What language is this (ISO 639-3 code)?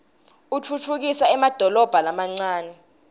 ssw